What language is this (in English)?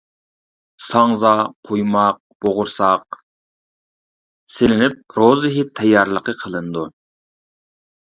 Uyghur